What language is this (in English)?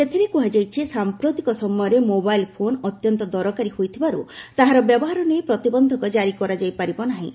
Odia